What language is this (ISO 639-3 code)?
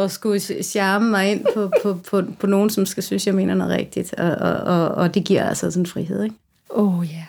dan